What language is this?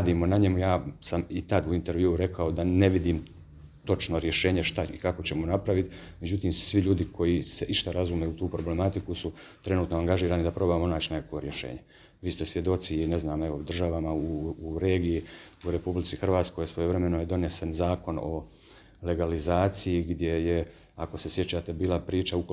Croatian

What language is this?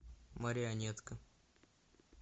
Russian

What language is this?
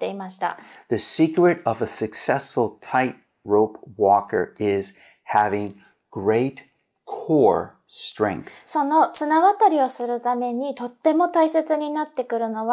Japanese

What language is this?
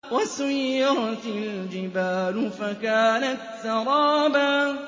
Arabic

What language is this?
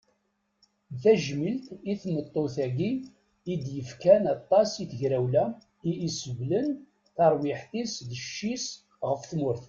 Kabyle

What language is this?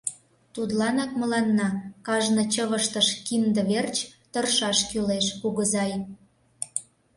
Mari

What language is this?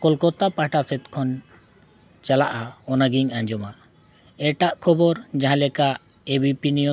Santali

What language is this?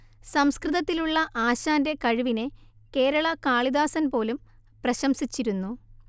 Malayalam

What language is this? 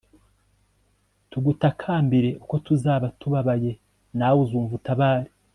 Kinyarwanda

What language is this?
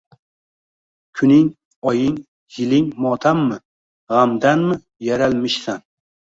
Uzbek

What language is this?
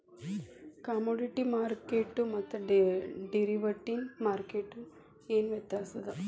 Kannada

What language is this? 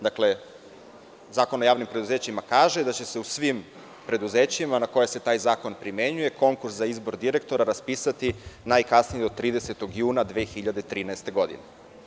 Serbian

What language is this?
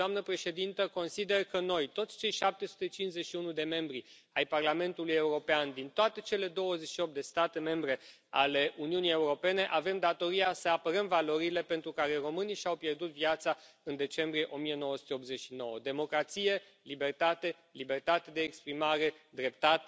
Romanian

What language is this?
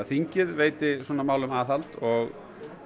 Icelandic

